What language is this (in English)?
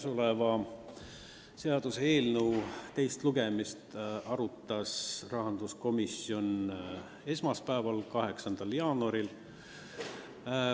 Estonian